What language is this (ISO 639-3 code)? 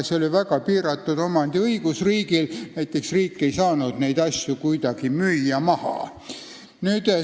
est